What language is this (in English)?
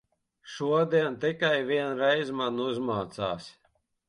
Latvian